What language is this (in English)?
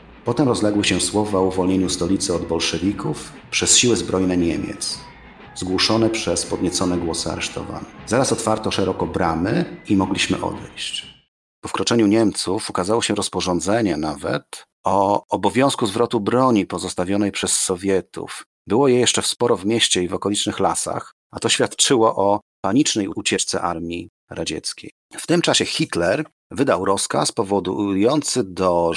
Polish